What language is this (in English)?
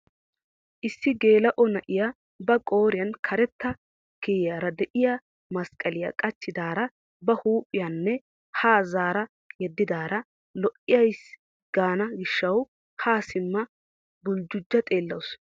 Wolaytta